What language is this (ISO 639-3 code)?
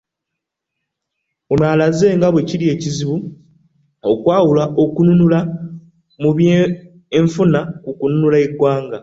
lug